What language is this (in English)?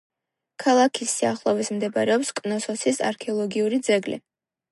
Georgian